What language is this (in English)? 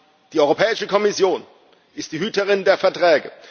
German